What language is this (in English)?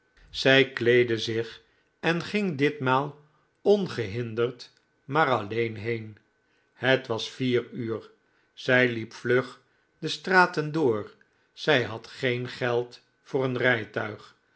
Dutch